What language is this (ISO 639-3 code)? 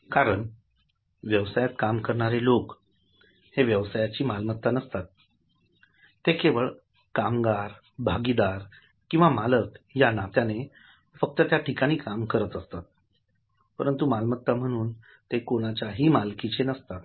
mar